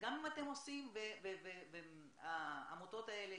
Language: Hebrew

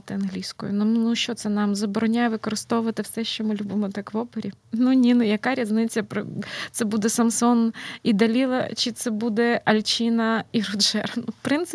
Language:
Ukrainian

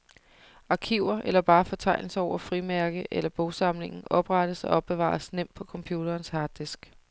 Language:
Danish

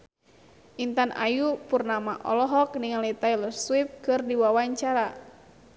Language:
Sundanese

